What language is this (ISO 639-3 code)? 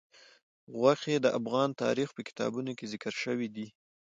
pus